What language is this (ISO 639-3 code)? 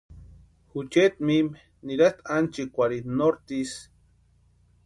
pua